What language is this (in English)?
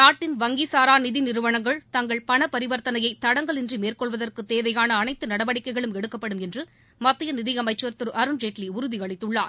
Tamil